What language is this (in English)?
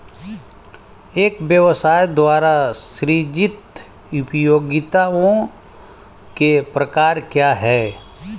Hindi